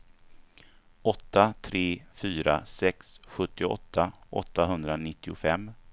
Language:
Swedish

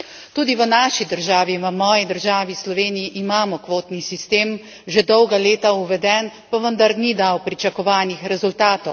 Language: Slovenian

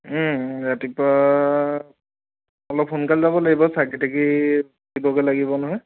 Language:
Assamese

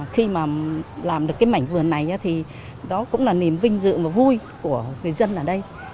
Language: Vietnamese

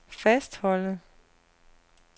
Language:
Danish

